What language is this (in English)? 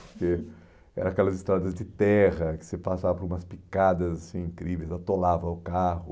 Portuguese